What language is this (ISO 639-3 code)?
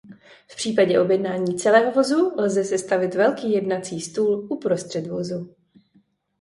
ces